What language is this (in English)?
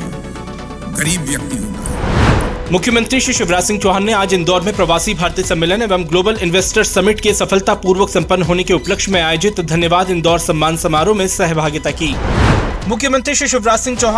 Hindi